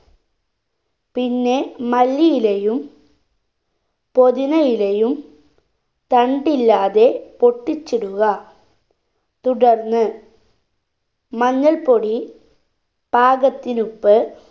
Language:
Malayalam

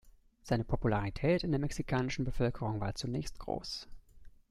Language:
German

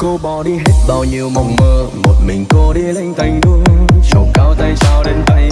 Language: Vietnamese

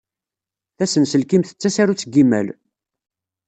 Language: Kabyle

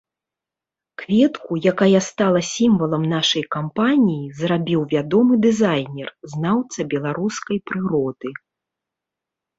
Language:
Belarusian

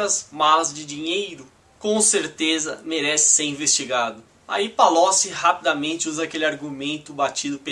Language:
Portuguese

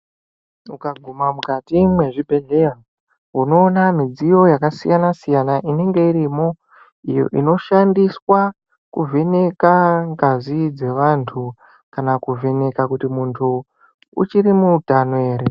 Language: Ndau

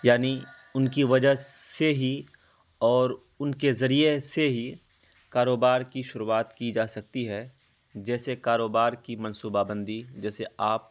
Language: Urdu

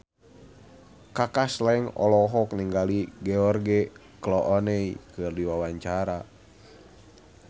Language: Sundanese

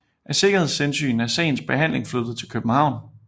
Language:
Danish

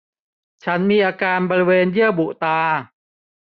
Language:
Thai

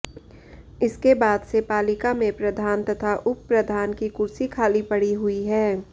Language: Hindi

